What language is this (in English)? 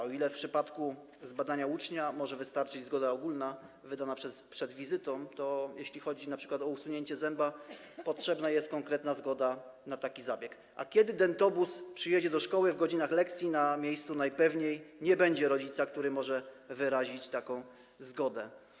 Polish